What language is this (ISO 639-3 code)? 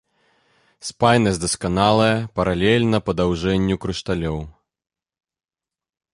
bel